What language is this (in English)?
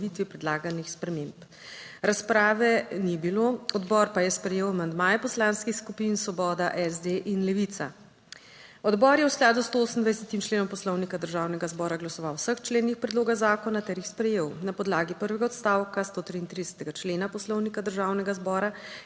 Slovenian